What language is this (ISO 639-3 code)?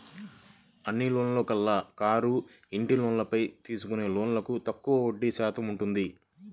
tel